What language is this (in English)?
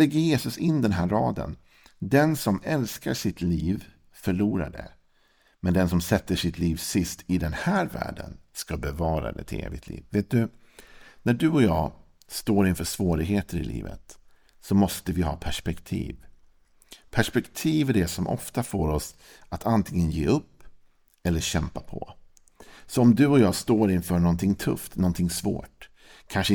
Swedish